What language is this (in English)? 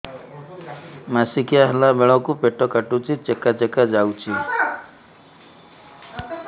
Odia